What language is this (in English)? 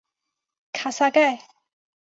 Chinese